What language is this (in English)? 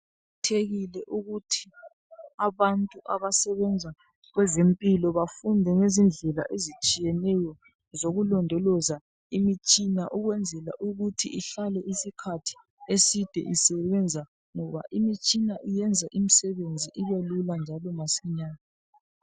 North Ndebele